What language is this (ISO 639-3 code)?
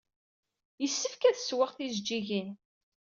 kab